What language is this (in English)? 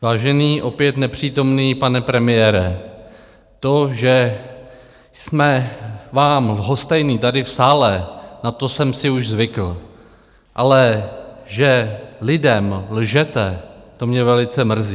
Czech